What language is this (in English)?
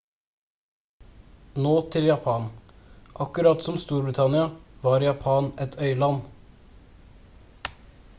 Norwegian Bokmål